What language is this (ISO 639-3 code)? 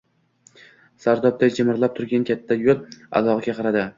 uzb